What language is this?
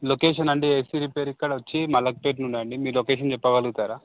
Telugu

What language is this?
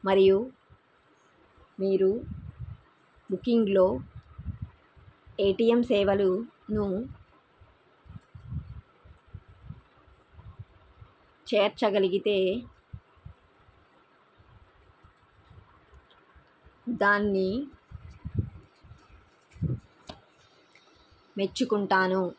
Telugu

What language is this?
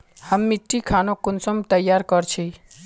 Magahi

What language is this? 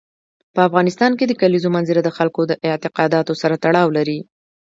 Pashto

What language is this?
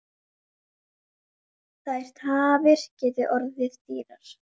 Icelandic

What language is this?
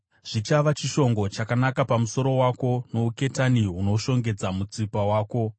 Shona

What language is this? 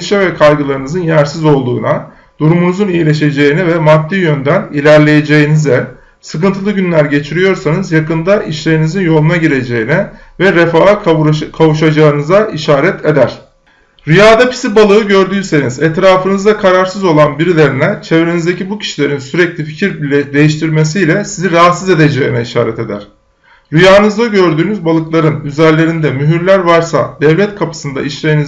Turkish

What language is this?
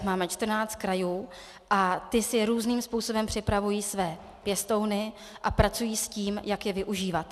Czech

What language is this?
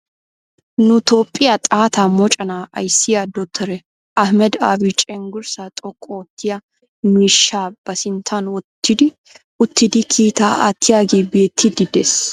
Wolaytta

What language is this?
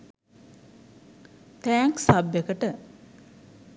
Sinhala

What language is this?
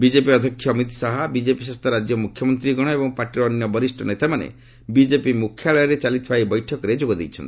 Odia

